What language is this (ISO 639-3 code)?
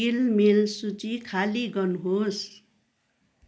nep